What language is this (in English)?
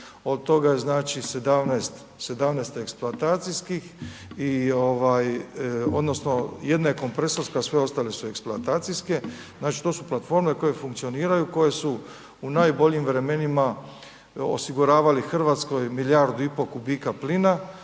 Croatian